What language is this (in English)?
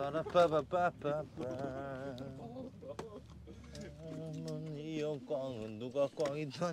Korean